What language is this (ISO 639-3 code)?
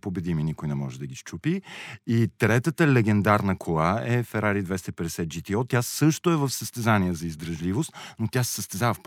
bul